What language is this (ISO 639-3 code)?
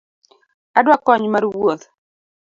luo